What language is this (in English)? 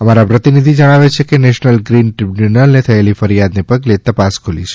Gujarati